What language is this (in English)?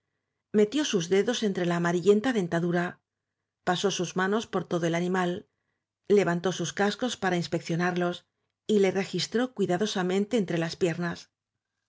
Spanish